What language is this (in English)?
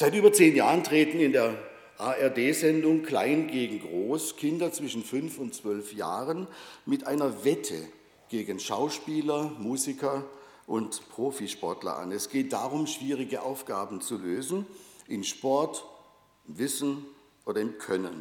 German